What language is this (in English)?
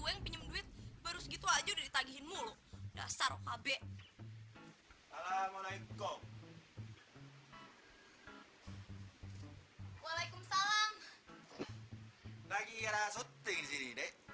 Indonesian